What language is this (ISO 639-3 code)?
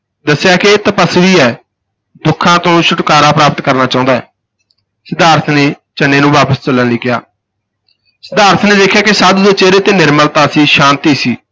pan